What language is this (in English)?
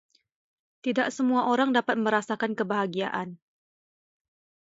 Indonesian